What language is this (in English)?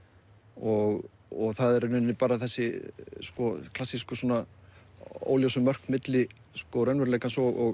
Icelandic